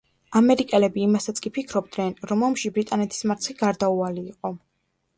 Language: Georgian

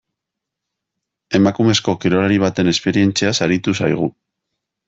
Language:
Basque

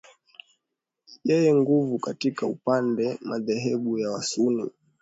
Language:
Swahili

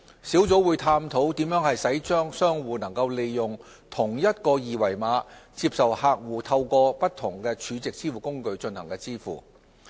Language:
Cantonese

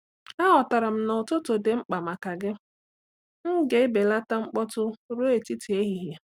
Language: Igbo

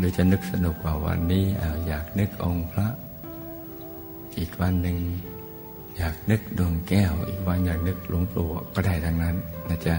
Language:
Thai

